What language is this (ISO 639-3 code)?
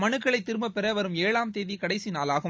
tam